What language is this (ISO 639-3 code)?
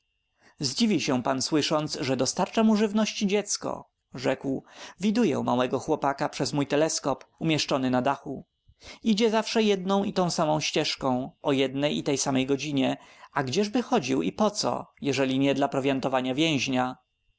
pol